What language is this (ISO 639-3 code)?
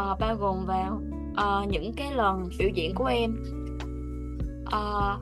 vie